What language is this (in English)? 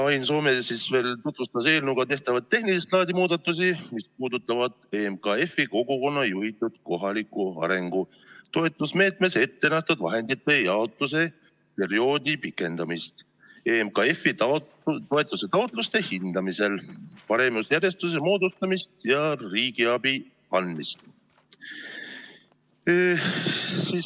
Estonian